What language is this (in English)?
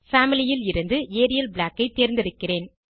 Tamil